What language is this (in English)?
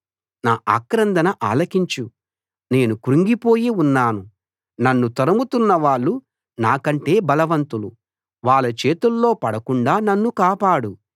Telugu